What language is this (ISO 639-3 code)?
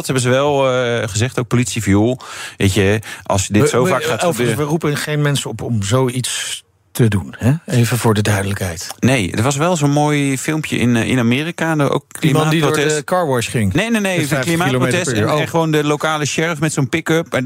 nld